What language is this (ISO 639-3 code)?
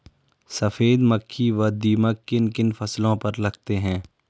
hin